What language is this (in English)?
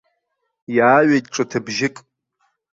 Abkhazian